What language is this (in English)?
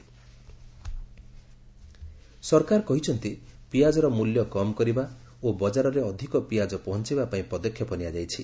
Odia